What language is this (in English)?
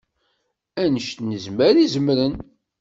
Kabyle